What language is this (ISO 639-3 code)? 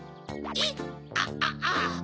jpn